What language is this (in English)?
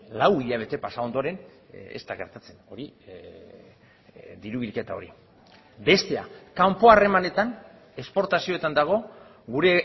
Basque